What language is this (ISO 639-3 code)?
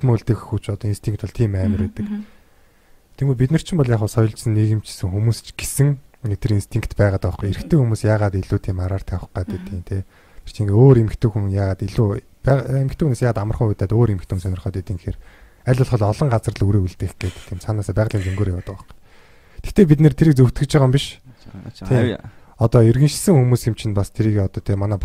kor